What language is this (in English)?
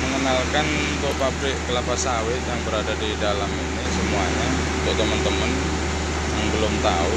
Indonesian